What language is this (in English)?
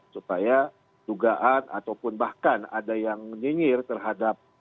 Indonesian